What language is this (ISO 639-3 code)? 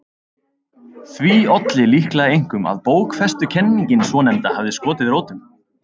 isl